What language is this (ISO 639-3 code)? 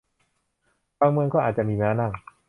tha